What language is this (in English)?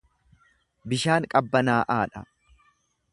Oromo